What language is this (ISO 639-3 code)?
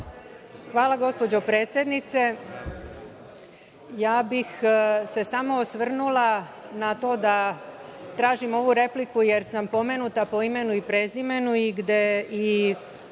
srp